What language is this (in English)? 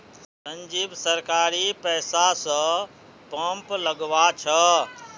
Magahi